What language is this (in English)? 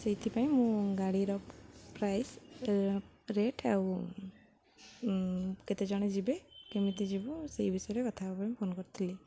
Odia